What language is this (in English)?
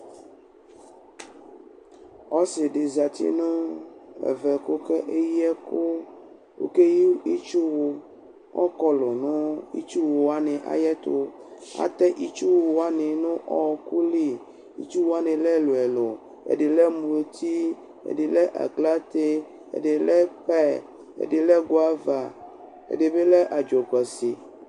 Ikposo